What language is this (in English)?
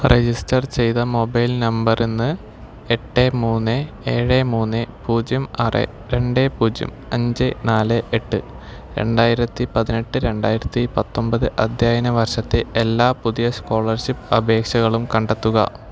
Malayalam